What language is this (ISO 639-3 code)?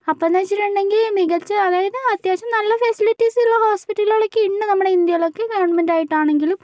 mal